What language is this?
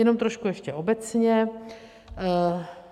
Czech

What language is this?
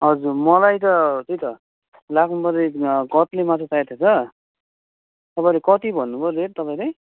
Nepali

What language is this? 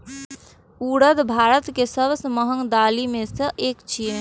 Maithili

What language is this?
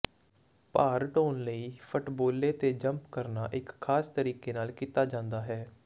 Punjabi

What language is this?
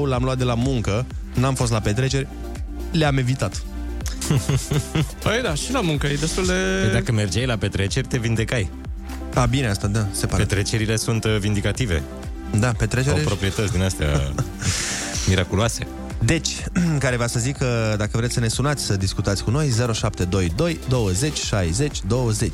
Romanian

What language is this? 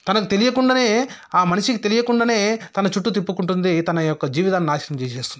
Telugu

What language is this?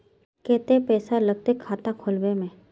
Magahi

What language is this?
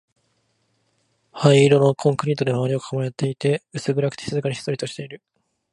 Japanese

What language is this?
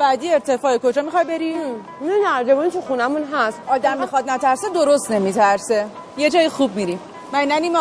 Persian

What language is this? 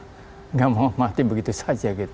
Indonesian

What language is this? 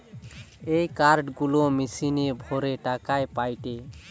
Bangla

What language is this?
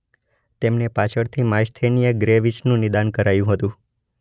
Gujarati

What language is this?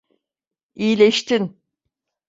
Turkish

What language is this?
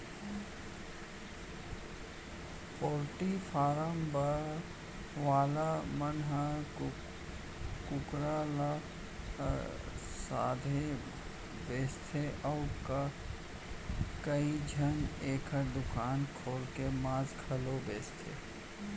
Chhattisgarhi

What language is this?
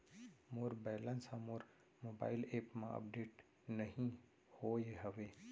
Chhattisgarhi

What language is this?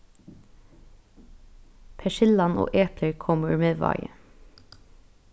Faroese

